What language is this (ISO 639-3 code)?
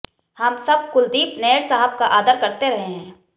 hin